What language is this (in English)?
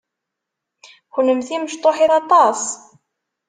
Kabyle